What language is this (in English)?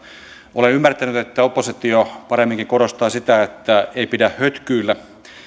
Finnish